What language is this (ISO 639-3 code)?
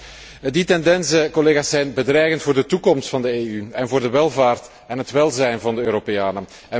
nld